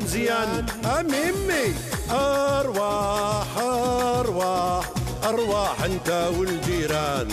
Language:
Arabic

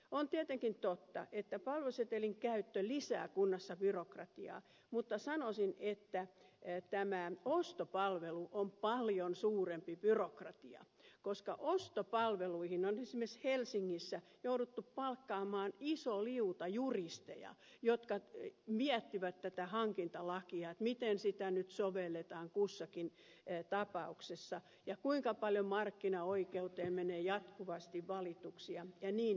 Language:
Finnish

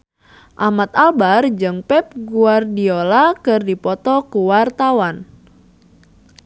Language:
Sundanese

